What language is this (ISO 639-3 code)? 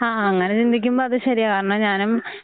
mal